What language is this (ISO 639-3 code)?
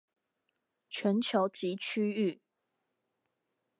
zho